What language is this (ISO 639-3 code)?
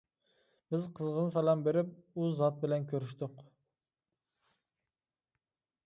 uig